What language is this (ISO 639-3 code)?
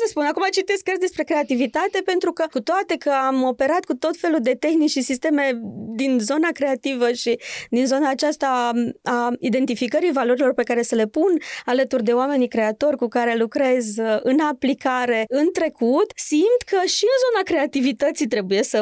ron